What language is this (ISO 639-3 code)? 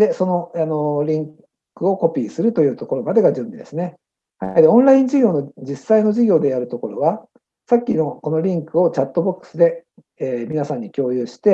jpn